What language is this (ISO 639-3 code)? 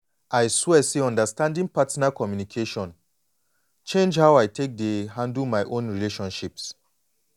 pcm